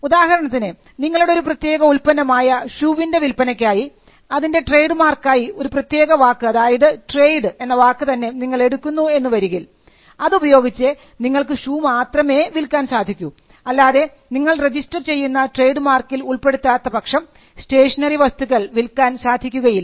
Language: Malayalam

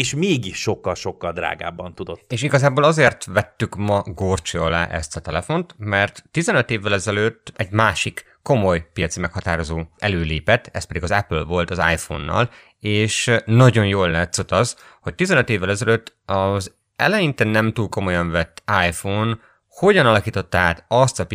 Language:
Hungarian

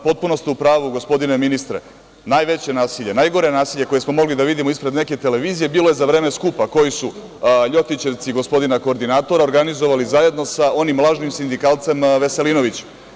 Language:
Serbian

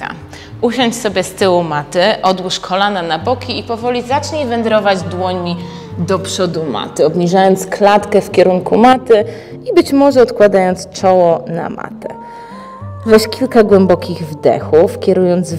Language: Polish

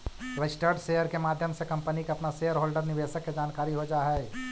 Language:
Magahi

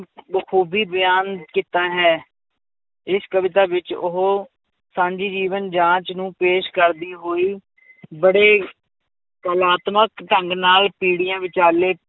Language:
Punjabi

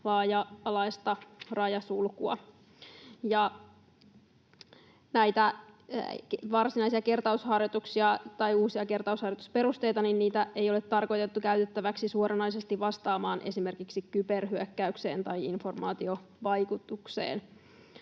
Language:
Finnish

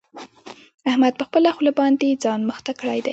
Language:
Pashto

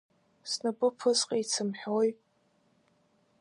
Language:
Abkhazian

